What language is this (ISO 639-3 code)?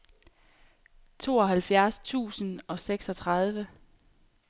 dan